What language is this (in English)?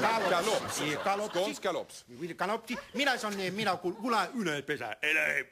Swedish